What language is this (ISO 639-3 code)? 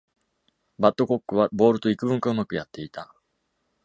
jpn